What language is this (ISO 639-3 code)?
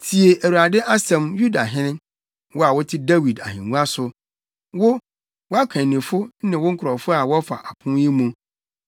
aka